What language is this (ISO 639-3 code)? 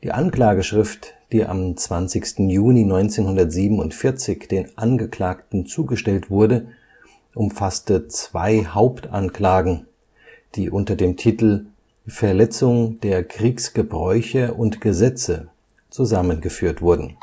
deu